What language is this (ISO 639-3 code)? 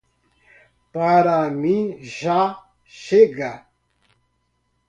por